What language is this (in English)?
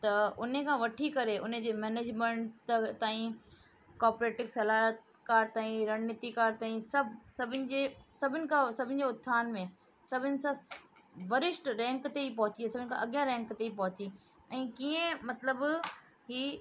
Sindhi